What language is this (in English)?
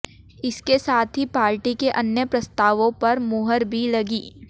Hindi